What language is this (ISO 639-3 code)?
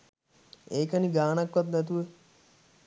sin